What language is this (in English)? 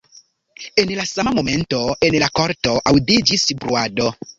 Esperanto